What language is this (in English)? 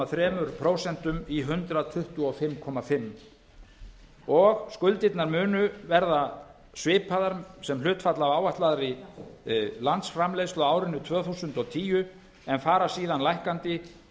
Icelandic